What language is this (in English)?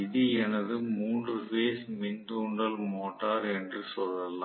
Tamil